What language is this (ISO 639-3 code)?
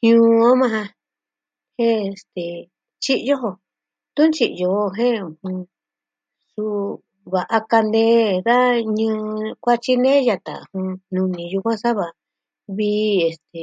meh